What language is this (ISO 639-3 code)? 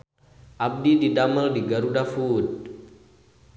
sun